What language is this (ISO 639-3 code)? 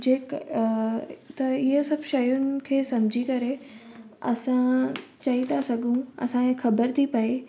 snd